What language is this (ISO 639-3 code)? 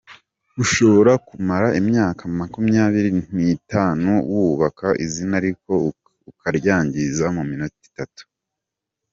kin